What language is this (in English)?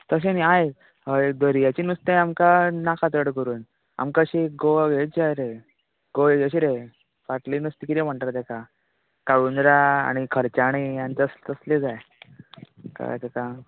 Konkani